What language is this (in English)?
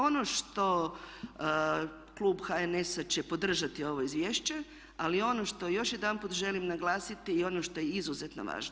Croatian